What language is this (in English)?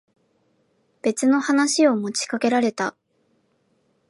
Japanese